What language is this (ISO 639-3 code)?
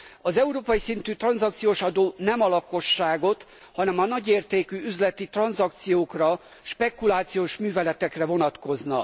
hun